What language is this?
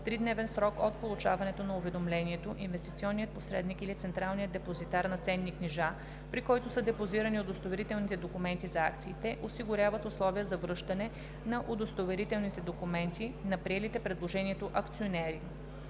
Bulgarian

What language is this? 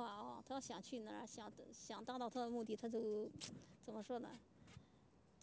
Chinese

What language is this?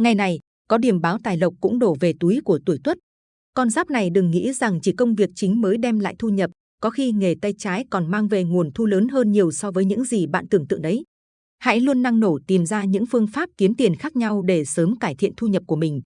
Vietnamese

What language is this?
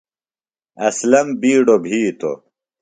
Phalura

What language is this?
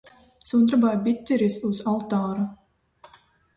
Latvian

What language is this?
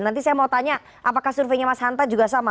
Indonesian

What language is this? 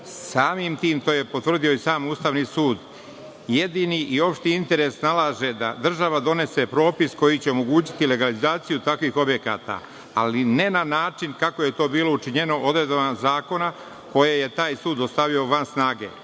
Serbian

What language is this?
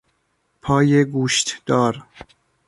Persian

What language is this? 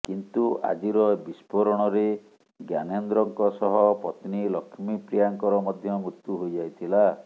Odia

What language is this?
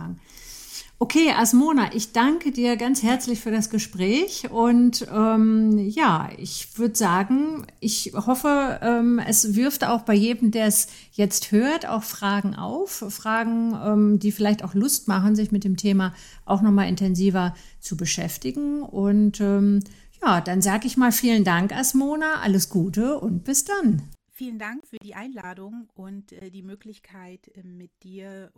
German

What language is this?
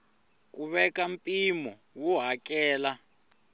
Tsonga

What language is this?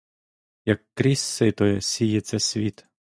Ukrainian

